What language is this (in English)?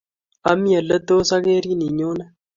Kalenjin